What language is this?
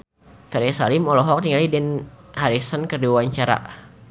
Sundanese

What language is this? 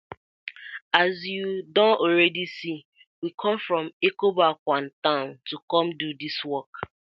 Nigerian Pidgin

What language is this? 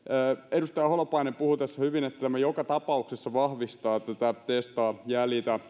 Finnish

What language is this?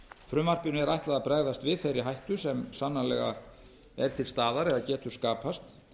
Icelandic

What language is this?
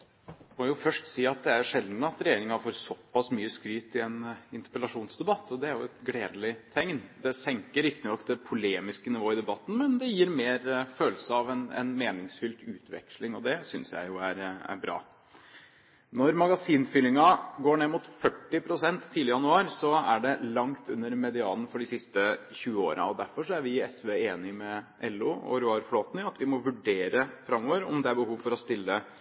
Norwegian Bokmål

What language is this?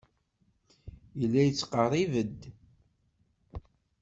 Kabyle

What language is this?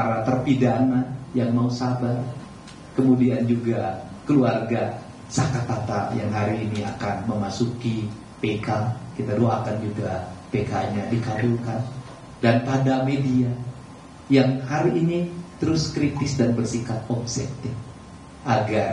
Indonesian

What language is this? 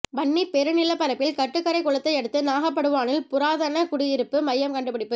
Tamil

